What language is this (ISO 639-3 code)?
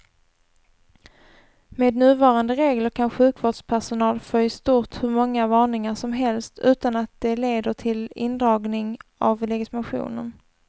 swe